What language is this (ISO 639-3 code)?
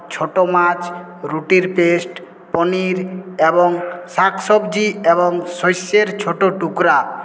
ben